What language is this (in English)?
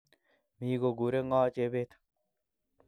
Kalenjin